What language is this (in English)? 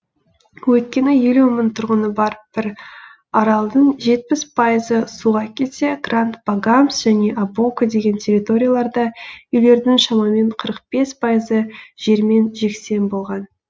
Kazakh